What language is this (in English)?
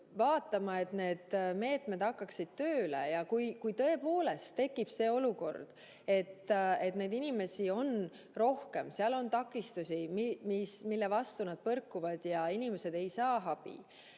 Estonian